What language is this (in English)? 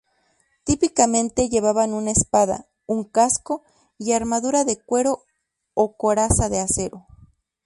Spanish